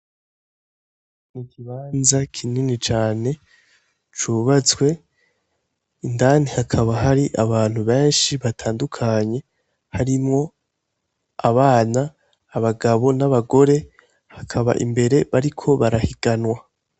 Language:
Rundi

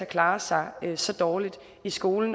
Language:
Danish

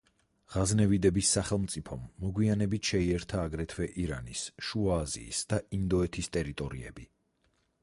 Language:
Georgian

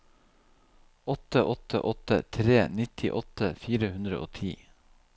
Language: Norwegian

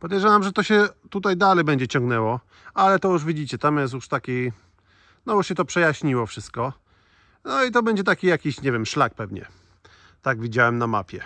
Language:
Polish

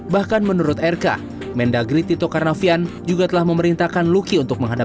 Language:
Indonesian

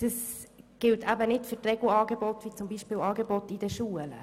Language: Swiss German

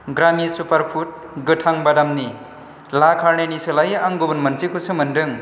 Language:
Bodo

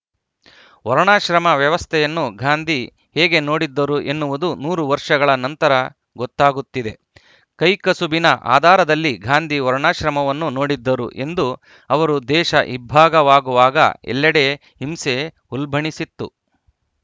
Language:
Kannada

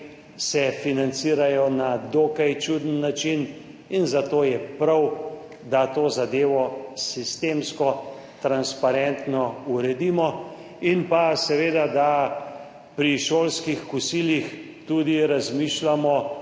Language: Slovenian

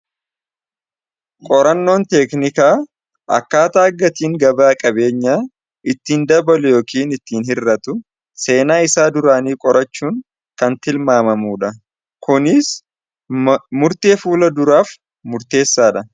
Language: Oromo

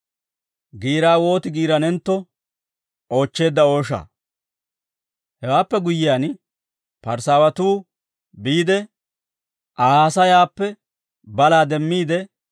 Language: Dawro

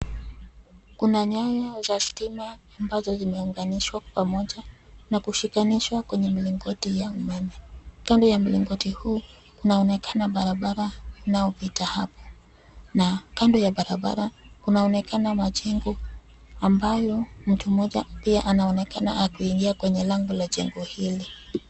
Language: Swahili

